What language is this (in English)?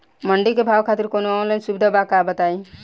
Bhojpuri